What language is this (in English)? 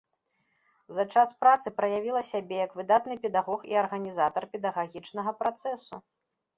Belarusian